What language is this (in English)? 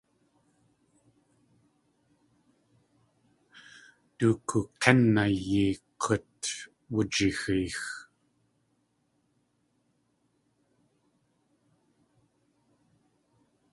Tlingit